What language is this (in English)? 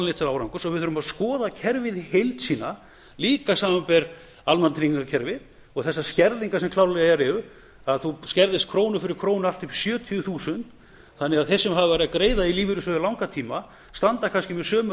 Icelandic